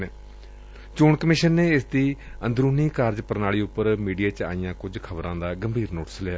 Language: Punjabi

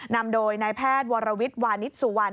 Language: Thai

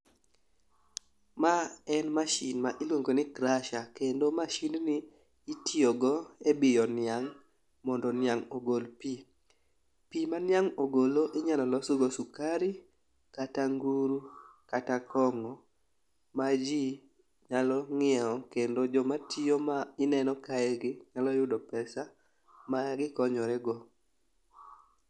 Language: Luo (Kenya and Tanzania)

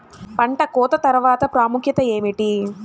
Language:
Telugu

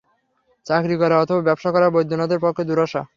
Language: Bangla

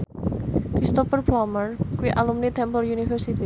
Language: Javanese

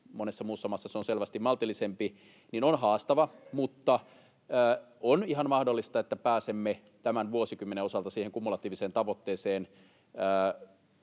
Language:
Finnish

